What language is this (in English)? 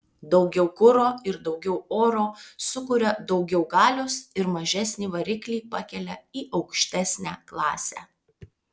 Lithuanian